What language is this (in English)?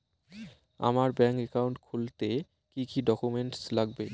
Bangla